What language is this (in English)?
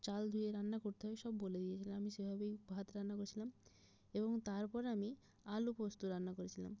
Bangla